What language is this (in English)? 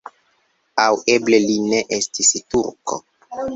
Esperanto